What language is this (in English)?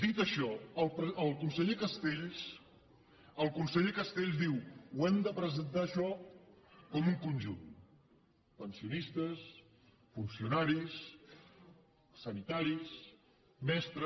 Catalan